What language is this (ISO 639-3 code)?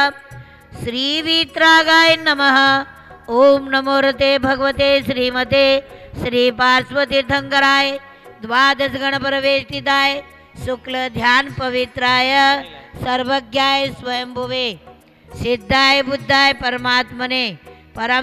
hin